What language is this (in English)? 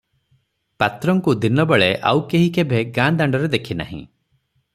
Odia